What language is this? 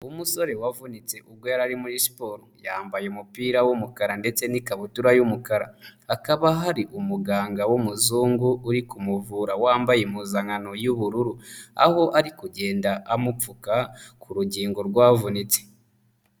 Kinyarwanda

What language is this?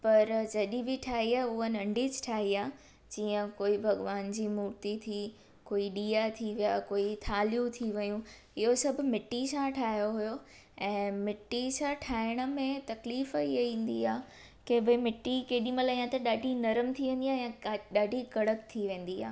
Sindhi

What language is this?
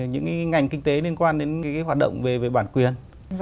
Vietnamese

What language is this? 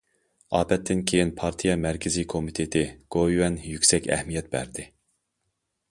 Uyghur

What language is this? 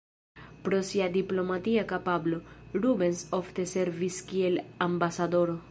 Esperanto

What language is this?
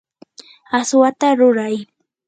Yanahuanca Pasco Quechua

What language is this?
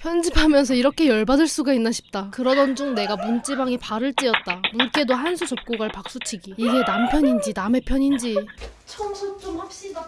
Korean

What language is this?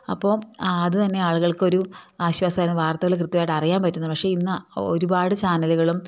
Malayalam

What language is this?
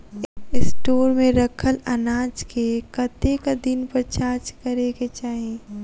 Maithili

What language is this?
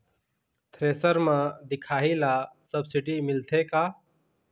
Chhattisgarhi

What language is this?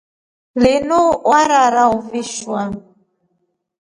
Rombo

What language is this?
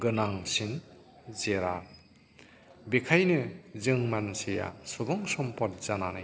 Bodo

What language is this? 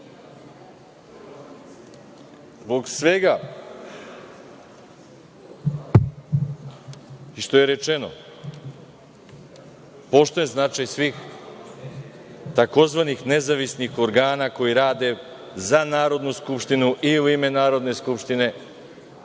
Serbian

